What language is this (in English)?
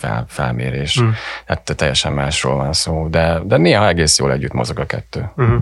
Hungarian